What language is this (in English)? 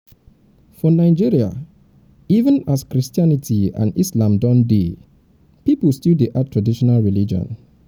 Nigerian Pidgin